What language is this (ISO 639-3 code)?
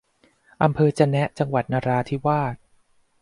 tha